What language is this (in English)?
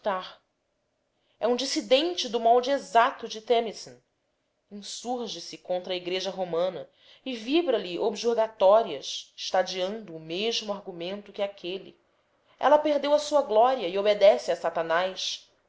Portuguese